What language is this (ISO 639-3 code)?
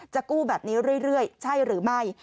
tha